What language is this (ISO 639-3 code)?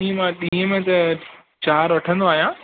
snd